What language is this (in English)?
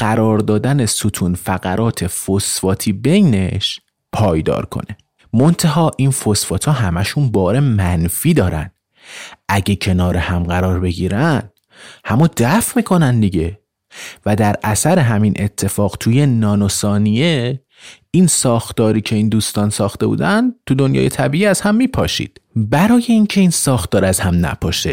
Persian